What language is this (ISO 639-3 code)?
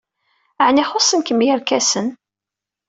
kab